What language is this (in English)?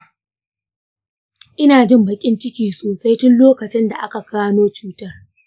Hausa